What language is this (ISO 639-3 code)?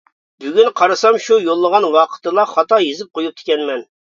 uig